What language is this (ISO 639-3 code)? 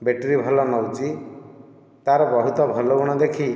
ori